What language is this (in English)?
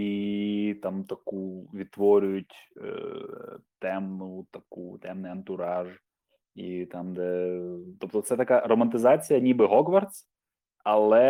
Ukrainian